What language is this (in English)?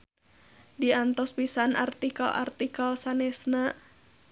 Sundanese